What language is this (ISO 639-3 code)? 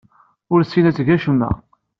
kab